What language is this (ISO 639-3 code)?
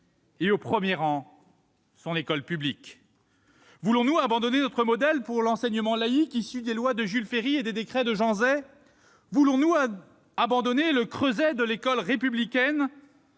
fra